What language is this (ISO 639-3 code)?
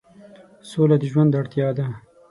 pus